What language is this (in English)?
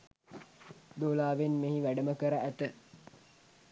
Sinhala